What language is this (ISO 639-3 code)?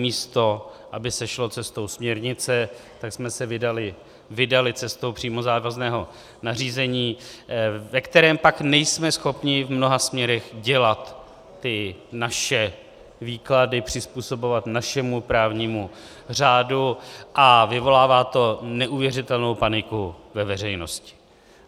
ces